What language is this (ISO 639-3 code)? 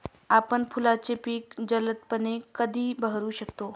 mar